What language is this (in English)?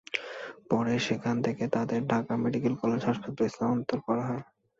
Bangla